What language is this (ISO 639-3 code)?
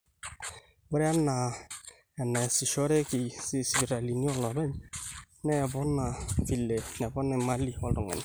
mas